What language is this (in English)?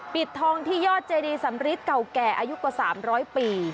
Thai